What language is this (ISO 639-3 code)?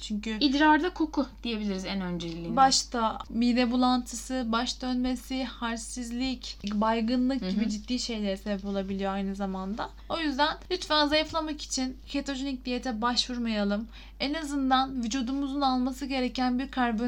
tur